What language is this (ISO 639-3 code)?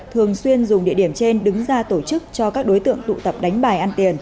vie